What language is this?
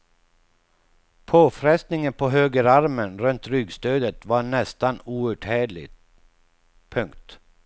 Swedish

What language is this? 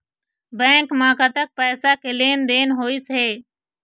Chhattisgarhi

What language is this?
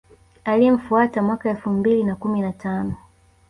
Swahili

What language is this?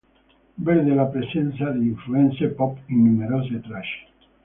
Italian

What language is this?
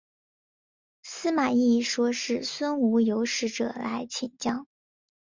Chinese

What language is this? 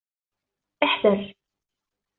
Arabic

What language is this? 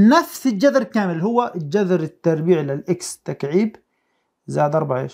Arabic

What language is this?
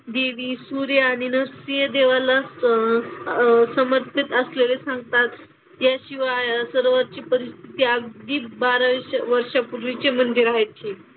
Marathi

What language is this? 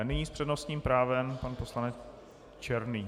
Czech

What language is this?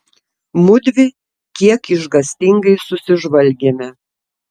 Lithuanian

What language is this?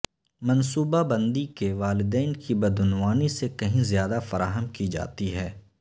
Urdu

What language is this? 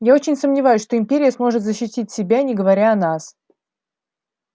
Russian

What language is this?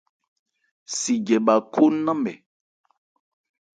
Ebrié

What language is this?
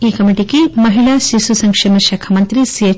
Telugu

